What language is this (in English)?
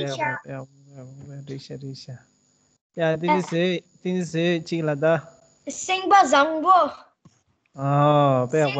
Romanian